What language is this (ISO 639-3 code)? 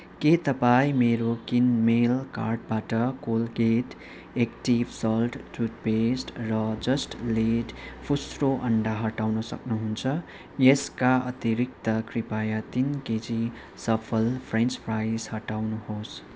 nep